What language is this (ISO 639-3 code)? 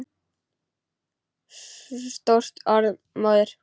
isl